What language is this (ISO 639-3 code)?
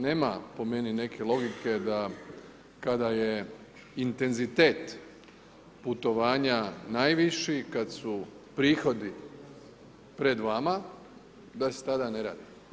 hrv